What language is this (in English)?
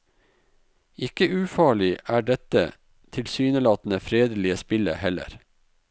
Norwegian